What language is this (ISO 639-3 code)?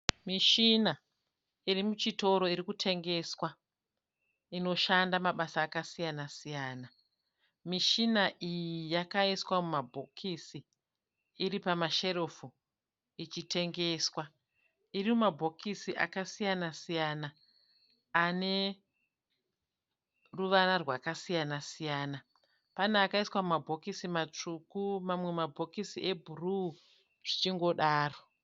sna